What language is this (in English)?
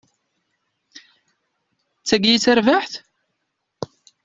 Kabyle